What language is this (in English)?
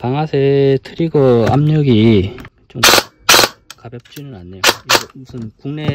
Korean